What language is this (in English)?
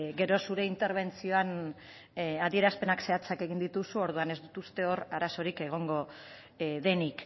Basque